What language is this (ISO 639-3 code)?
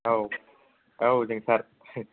brx